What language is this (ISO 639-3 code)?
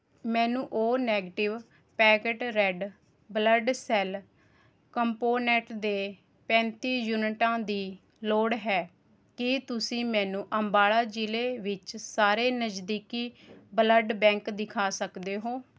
pan